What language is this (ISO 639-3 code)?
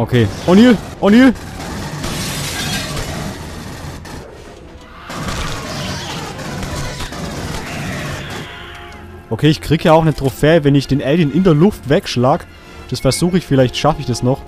deu